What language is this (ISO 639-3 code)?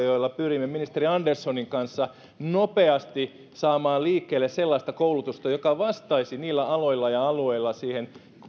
fin